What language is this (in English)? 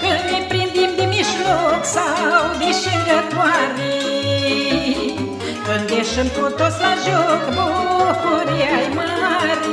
Romanian